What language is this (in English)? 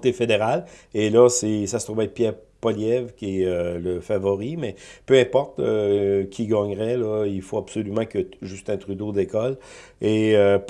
French